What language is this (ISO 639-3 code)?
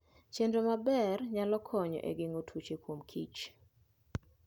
luo